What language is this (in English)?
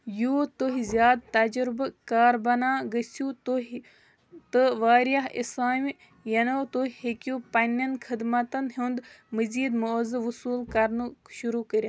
Kashmiri